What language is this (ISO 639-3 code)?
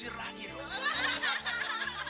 ind